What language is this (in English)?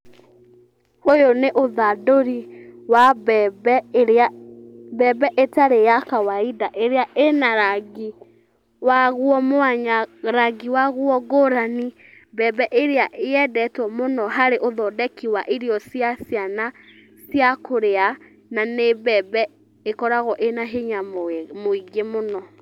Kikuyu